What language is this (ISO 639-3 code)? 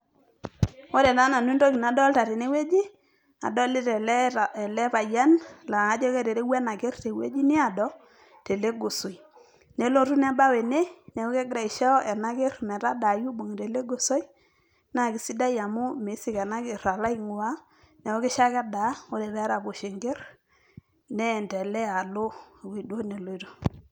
mas